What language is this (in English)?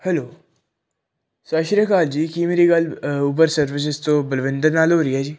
Punjabi